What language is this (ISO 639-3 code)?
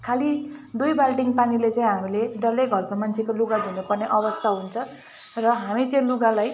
nep